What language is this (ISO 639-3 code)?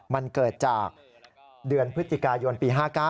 tha